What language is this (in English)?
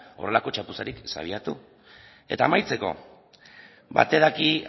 Basque